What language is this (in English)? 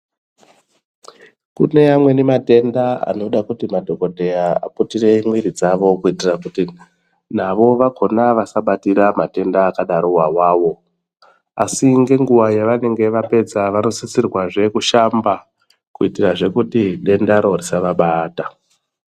Ndau